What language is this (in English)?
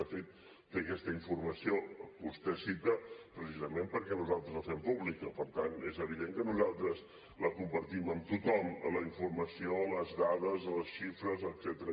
Catalan